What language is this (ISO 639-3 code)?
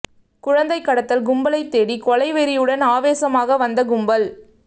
tam